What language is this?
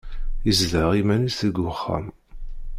Kabyle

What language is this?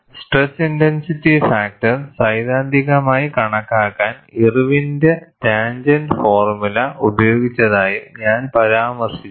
Malayalam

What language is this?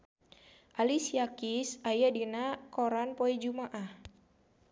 Sundanese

